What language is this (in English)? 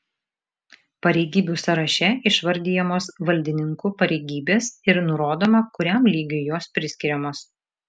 Lithuanian